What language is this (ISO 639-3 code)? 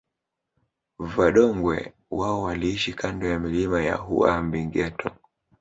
swa